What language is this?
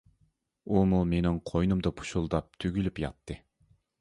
Uyghur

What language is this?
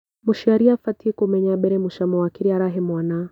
Kikuyu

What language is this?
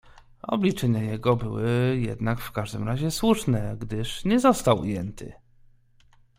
Polish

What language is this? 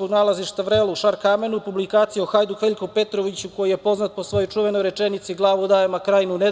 Serbian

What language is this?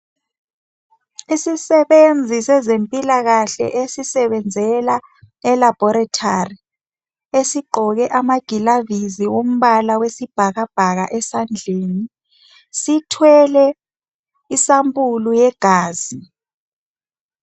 North Ndebele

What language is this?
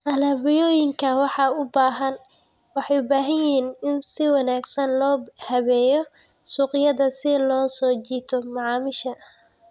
Somali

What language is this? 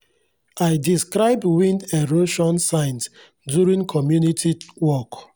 Nigerian Pidgin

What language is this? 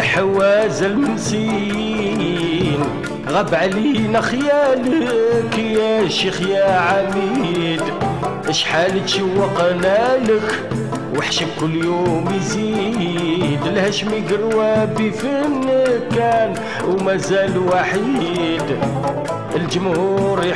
Arabic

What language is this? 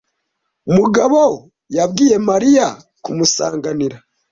Kinyarwanda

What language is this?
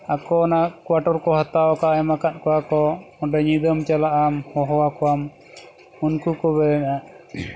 Santali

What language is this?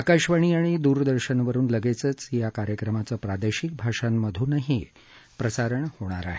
Marathi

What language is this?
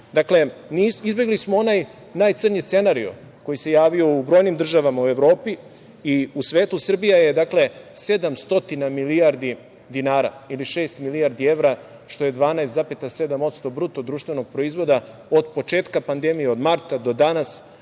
Serbian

